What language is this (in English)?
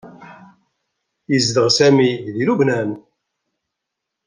Kabyle